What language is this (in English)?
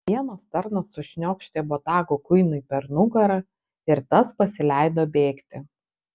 Lithuanian